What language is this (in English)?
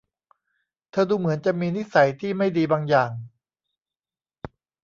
Thai